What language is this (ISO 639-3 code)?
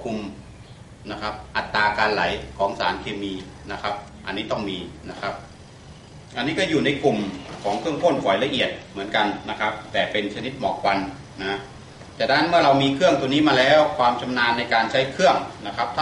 tha